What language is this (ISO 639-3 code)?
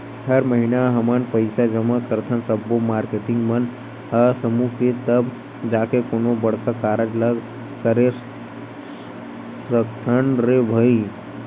hne